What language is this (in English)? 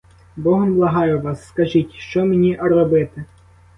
Ukrainian